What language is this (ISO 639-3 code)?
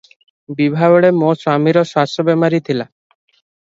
ori